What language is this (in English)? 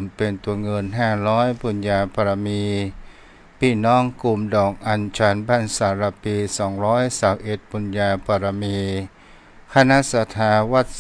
Thai